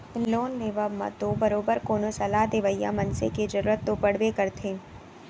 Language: Chhattisgarhi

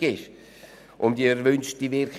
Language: Swiss German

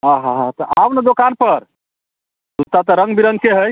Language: Maithili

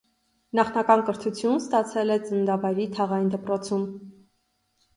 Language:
Armenian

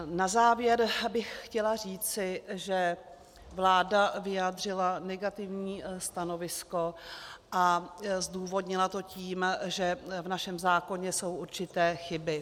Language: Czech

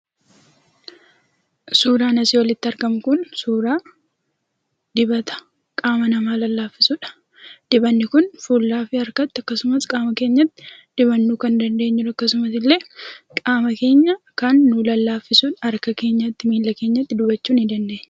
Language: Oromo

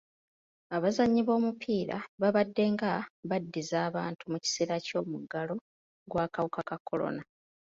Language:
Ganda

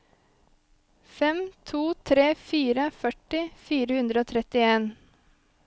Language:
Norwegian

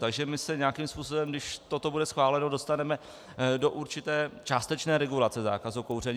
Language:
Czech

